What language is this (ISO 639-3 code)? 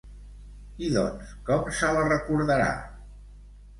cat